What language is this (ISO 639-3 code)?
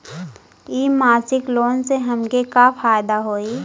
bho